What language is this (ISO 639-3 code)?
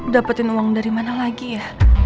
ind